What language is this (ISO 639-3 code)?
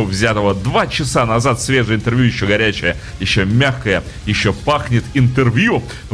rus